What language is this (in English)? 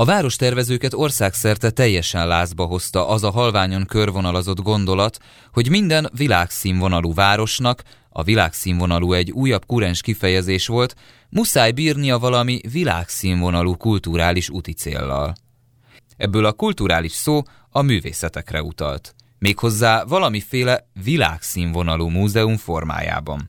Hungarian